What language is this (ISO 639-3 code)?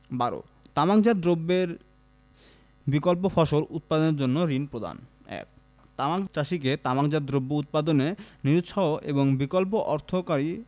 ben